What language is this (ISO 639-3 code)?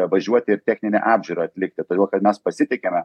lit